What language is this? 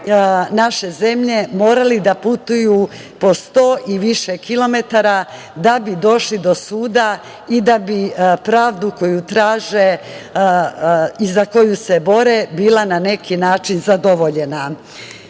Serbian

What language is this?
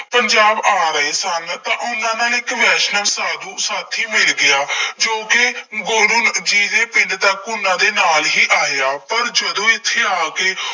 Punjabi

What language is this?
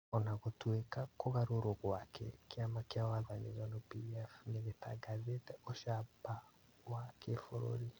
Kikuyu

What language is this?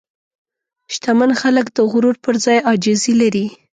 Pashto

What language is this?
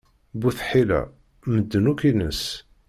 Kabyle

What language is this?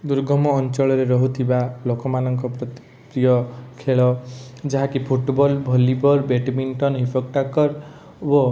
Odia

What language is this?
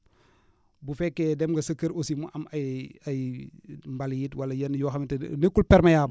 Wolof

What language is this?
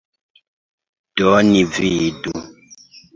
Esperanto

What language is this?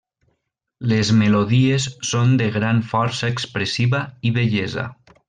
Catalan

